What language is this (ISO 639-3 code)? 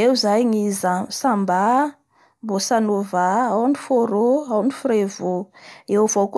bhr